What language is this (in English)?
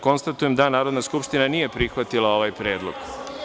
Serbian